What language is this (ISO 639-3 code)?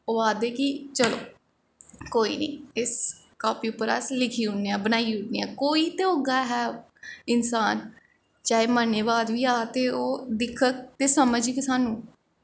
doi